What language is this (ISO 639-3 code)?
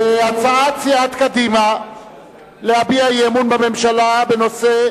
heb